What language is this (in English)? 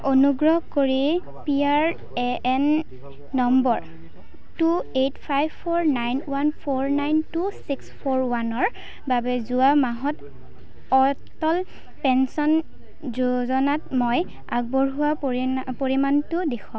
Assamese